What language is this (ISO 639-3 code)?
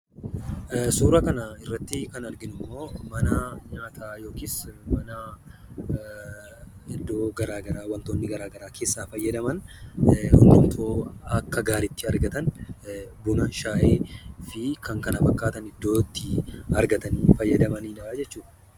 orm